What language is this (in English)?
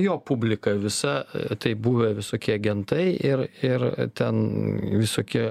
Lithuanian